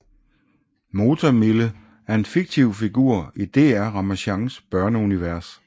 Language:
Danish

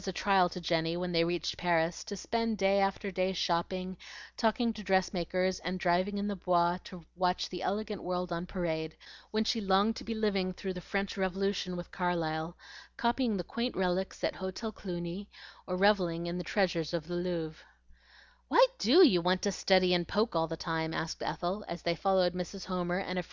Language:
English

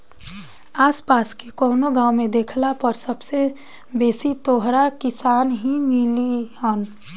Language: Bhojpuri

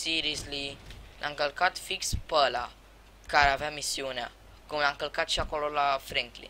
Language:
Romanian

